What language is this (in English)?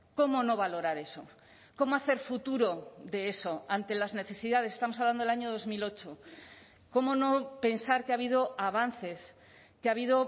Spanish